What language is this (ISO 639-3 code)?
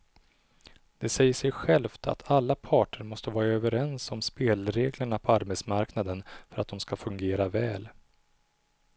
swe